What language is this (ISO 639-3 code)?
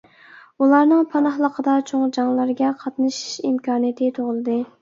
uig